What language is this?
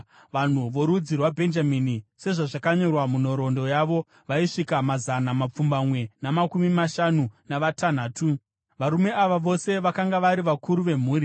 Shona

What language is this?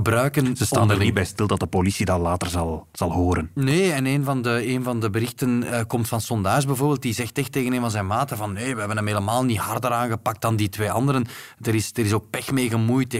Dutch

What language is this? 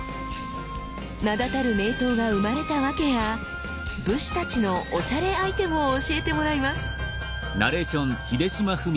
Japanese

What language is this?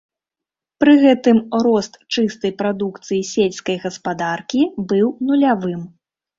Belarusian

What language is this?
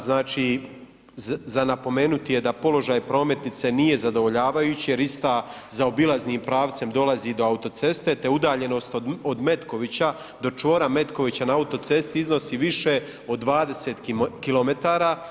Croatian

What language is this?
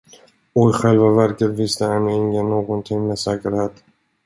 Swedish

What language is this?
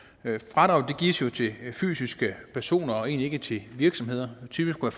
Danish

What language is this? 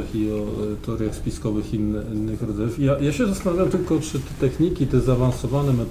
Polish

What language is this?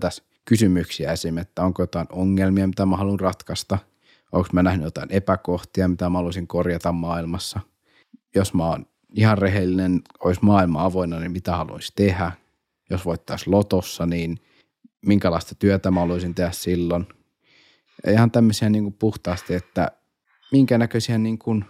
Finnish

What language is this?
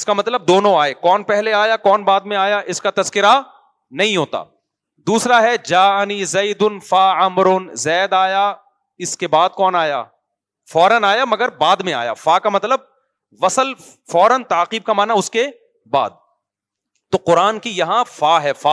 Urdu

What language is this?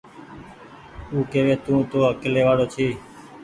Goaria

